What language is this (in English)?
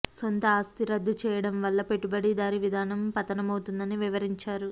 Telugu